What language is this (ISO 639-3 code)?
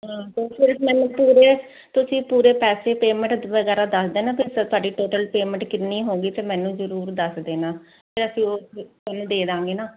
pan